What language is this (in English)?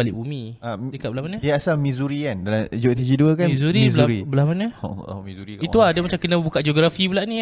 Malay